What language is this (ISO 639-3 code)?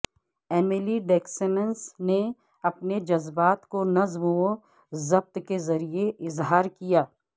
urd